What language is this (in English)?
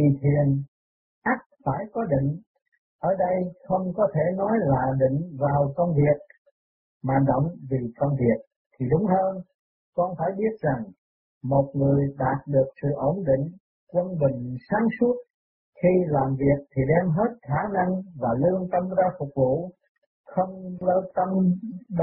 Vietnamese